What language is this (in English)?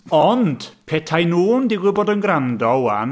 Welsh